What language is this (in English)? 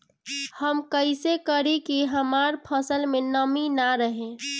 Bhojpuri